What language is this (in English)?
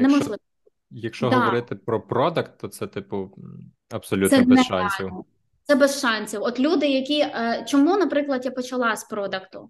Ukrainian